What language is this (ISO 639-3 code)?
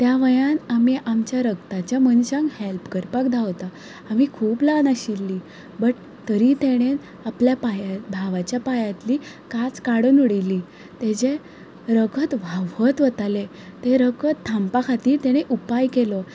kok